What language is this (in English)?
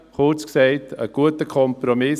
Swiss German